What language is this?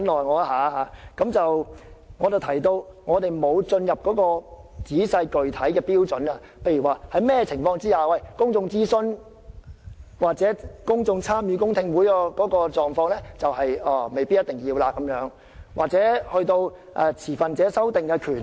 Cantonese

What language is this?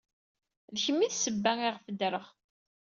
Kabyle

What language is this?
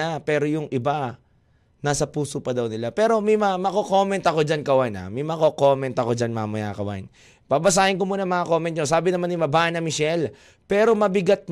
Filipino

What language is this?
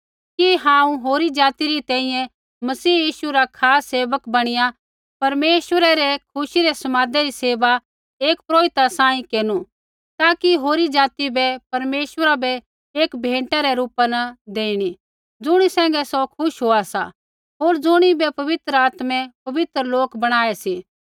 Kullu Pahari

